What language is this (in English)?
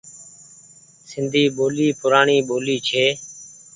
Goaria